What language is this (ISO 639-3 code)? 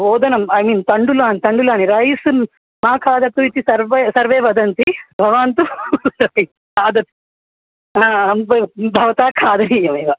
san